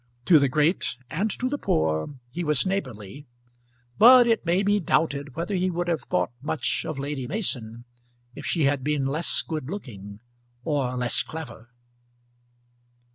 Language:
English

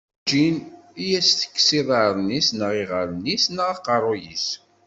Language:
Kabyle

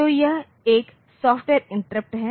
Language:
Hindi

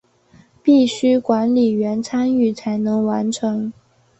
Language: Chinese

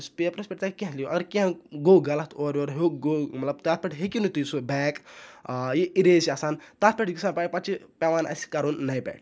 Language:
Kashmiri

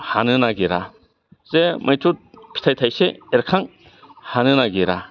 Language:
Bodo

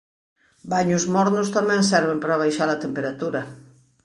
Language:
Galician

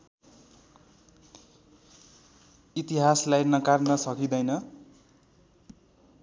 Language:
Nepali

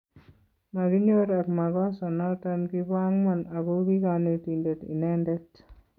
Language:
Kalenjin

